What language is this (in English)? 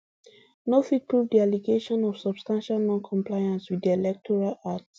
Nigerian Pidgin